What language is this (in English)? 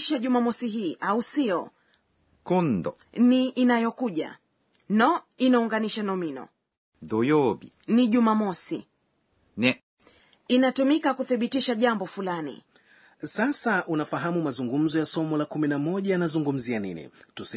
Swahili